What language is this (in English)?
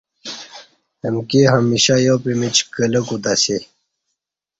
Kati